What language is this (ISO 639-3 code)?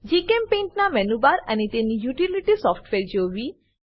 guj